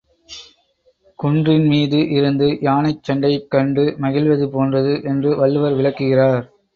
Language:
Tamil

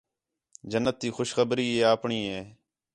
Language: Khetrani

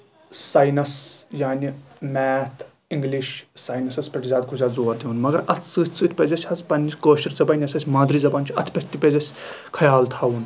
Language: Kashmiri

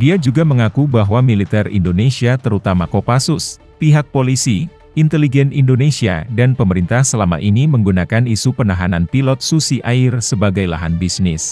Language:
Indonesian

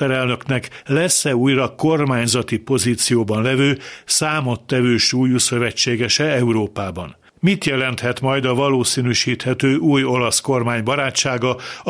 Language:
Hungarian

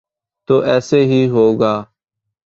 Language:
Urdu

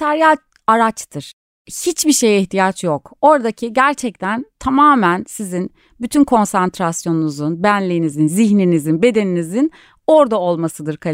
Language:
Turkish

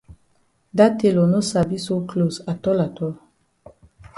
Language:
Cameroon Pidgin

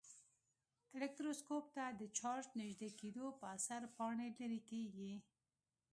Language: Pashto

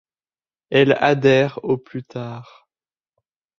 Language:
French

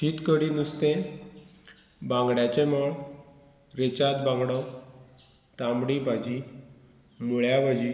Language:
Konkani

